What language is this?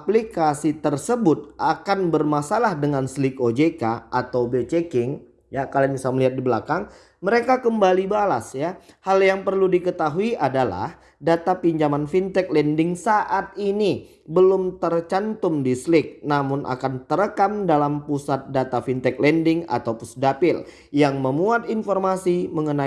Indonesian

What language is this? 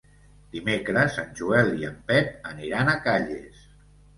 Catalan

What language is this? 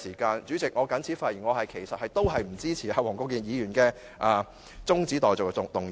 Cantonese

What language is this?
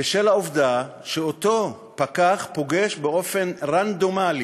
Hebrew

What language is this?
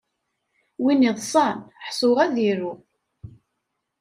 Kabyle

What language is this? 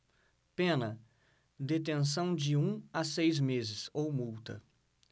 Portuguese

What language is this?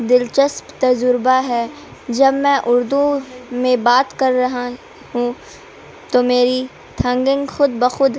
Urdu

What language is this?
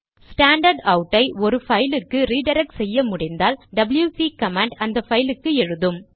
Tamil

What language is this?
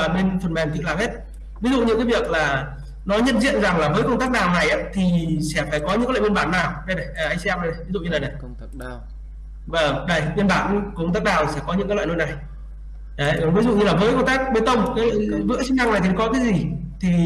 Vietnamese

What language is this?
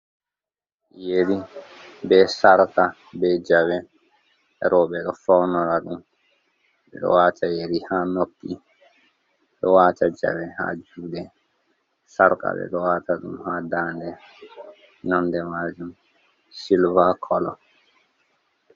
Fula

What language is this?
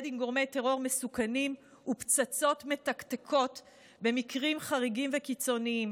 Hebrew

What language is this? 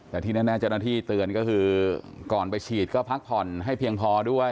Thai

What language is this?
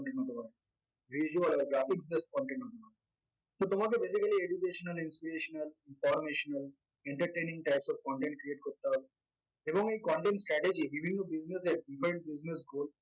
Bangla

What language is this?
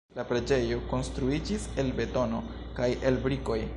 Esperanto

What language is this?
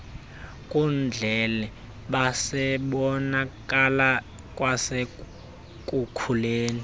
Xhosa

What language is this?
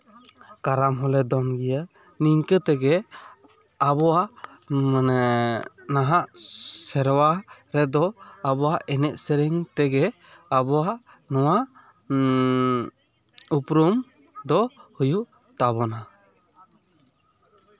Santali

